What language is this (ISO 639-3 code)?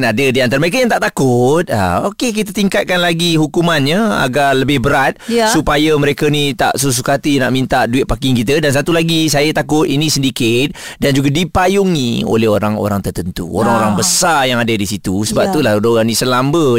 msa